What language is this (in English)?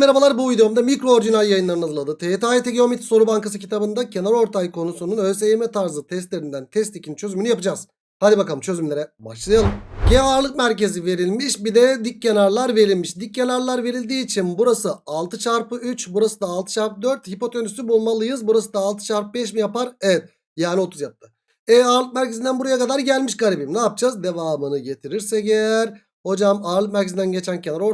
Turkish